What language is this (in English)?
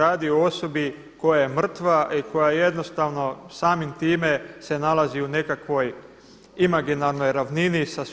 Croatian